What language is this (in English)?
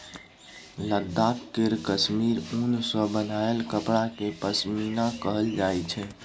Maithili